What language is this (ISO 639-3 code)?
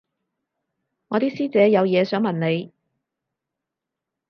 yue